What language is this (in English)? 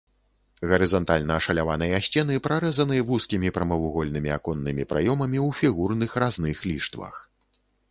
Belarusian